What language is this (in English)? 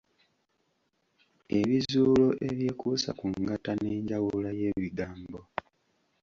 Ganda